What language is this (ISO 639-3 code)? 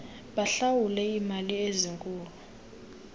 xho